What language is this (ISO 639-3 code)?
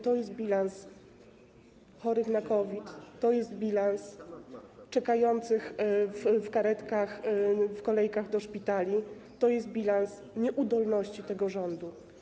pol